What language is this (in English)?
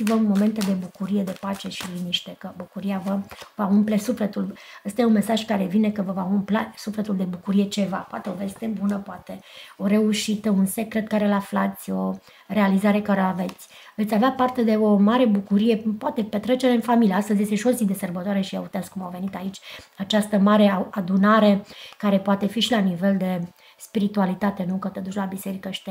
Romanian